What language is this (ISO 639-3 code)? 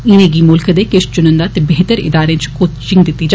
doi